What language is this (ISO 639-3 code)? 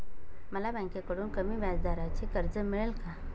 mar